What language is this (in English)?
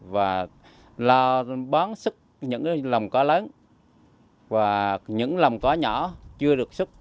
Vietnamese